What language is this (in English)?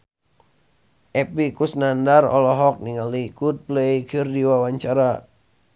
Sundanese